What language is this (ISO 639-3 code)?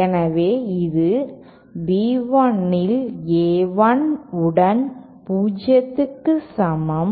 tam